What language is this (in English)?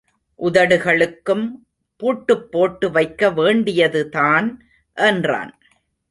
Tamil